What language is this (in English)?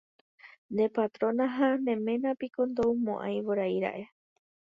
Guarani